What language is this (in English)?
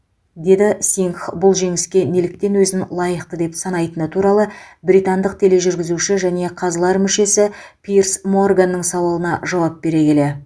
Kazakh